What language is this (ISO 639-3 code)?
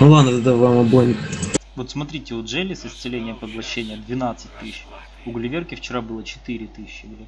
rus